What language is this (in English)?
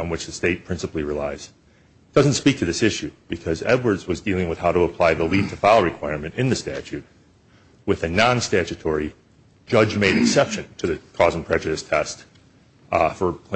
English